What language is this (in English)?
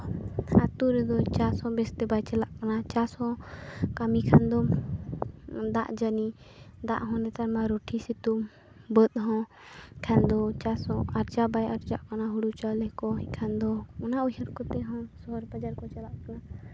Santali